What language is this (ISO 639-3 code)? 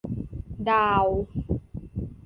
tha